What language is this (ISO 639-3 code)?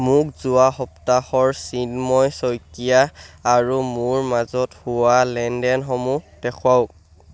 asm